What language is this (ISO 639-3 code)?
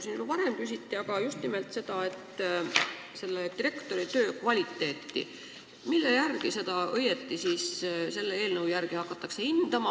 est